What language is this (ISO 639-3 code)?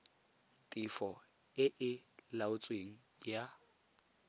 tsn